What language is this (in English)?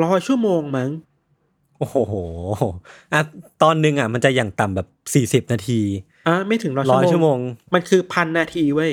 Thai